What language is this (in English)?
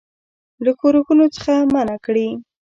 Pashto